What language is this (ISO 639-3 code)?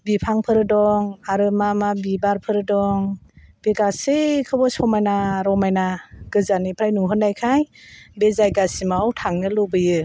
brx